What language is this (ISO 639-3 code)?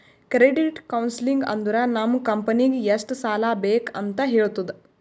kan